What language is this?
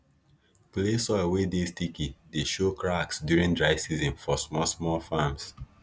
Nigerian Pidgin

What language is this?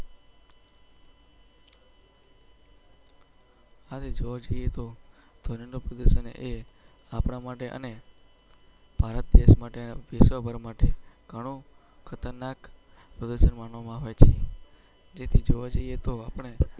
Gujarati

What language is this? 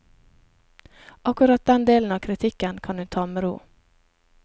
Norwegian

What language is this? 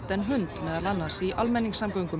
Icelandic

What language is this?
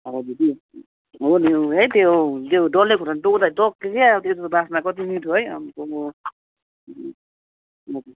Nepali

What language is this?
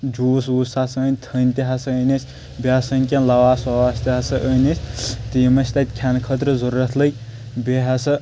Kashmiri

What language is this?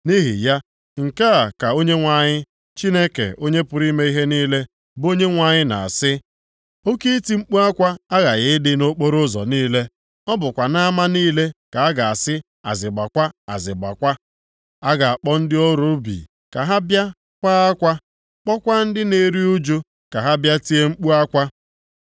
Igbo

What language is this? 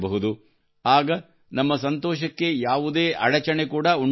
Kannada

